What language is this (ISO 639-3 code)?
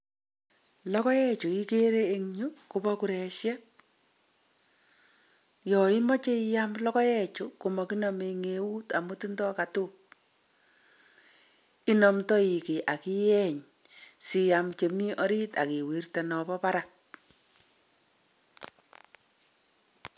kln